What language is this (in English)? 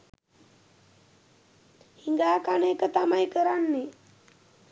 Sinhala